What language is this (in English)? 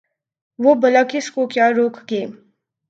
Urdu